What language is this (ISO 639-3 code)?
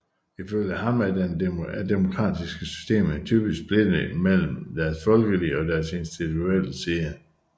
dan